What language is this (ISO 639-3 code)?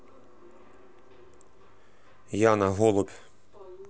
rus